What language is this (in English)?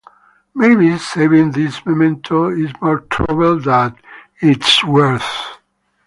English